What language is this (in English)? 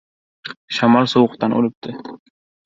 Uzbek